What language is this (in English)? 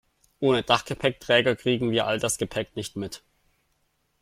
German